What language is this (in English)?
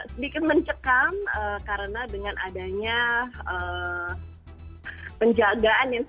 Indonesian